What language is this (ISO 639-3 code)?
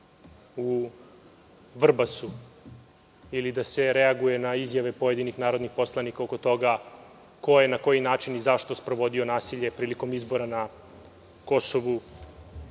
srp